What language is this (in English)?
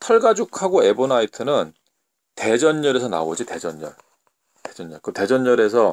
Korean